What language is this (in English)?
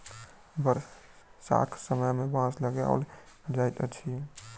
Maithili